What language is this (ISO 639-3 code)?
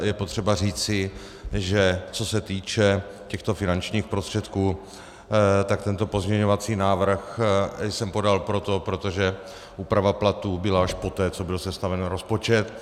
ces